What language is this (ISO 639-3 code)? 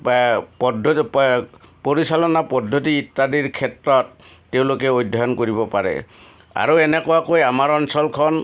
asm